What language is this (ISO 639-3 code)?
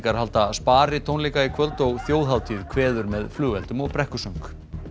isl